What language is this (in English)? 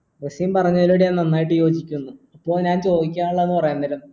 Malayalam